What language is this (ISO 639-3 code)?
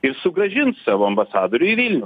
lit